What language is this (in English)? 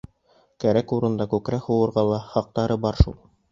Bashkir